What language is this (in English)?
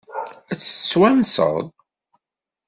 Kabyle